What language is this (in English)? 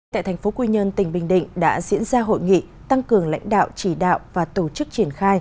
Vietnamese